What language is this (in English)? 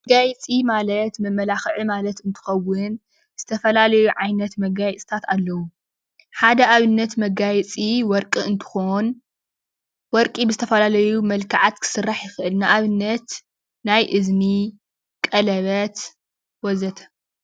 Tigrinya